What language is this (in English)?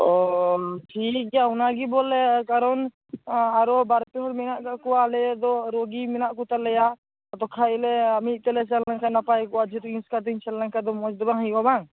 Santali